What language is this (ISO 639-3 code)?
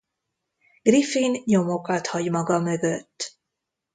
hun